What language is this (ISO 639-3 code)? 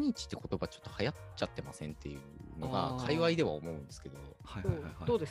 jpn